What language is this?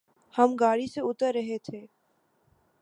Urdu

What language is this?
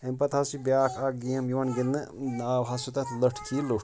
Kashmiri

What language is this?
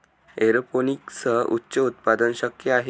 Marathi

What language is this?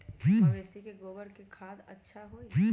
Magahi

